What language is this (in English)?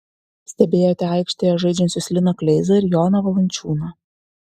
Lithuanian